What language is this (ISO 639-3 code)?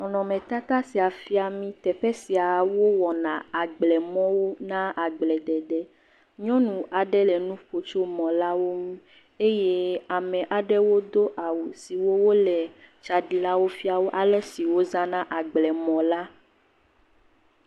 ewe